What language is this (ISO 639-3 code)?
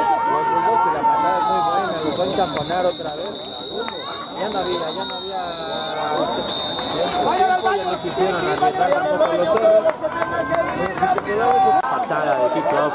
spa